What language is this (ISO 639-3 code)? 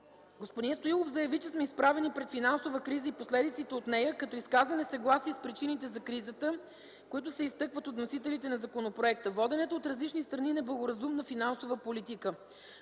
bul